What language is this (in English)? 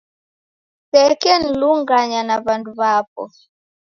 Taita